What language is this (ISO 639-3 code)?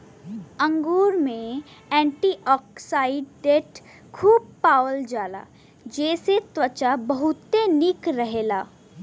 bho